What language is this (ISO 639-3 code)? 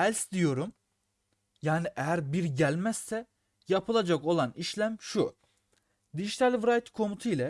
tur